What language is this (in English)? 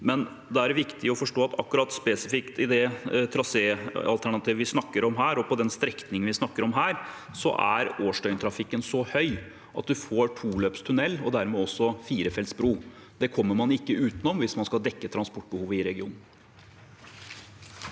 Norwegian